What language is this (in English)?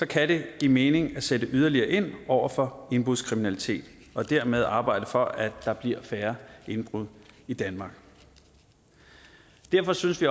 Danish